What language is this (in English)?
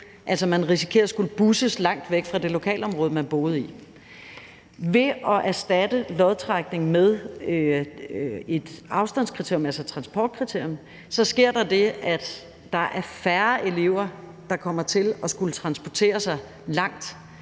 Danish